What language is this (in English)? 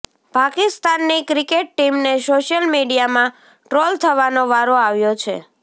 Gujarati